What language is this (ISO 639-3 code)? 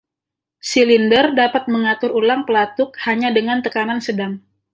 ind